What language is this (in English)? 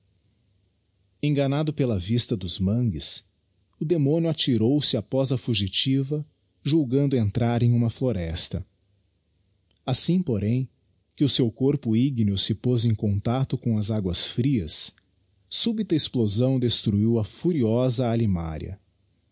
Portuguese